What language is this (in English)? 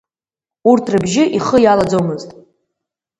Abkhazian